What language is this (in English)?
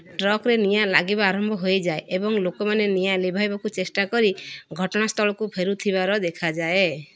Odia